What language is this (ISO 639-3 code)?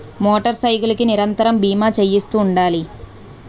tel